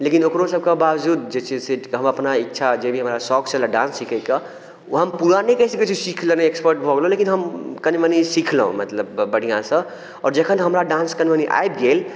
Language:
Maithili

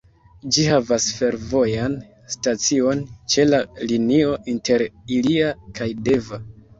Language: Esperanto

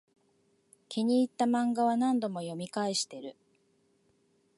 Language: Japanese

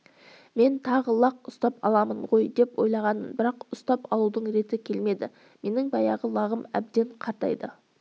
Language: Kazakh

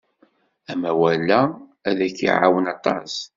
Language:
Kabyle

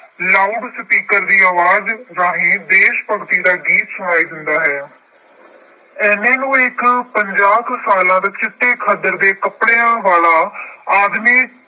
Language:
Punjabi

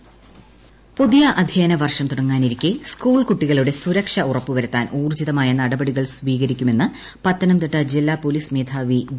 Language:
Malayalam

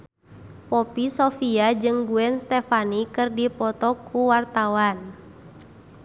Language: Sundanese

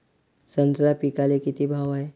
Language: Marathi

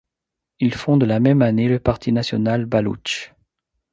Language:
French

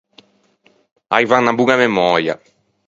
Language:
Ligurian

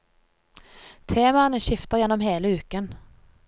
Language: Norwegian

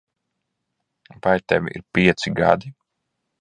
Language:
Latvian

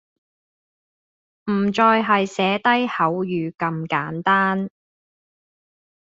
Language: Cantonese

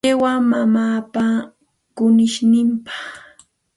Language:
Santa Ana de Tusi Pasco Quechua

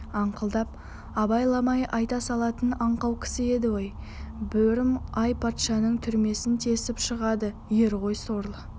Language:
Kazakh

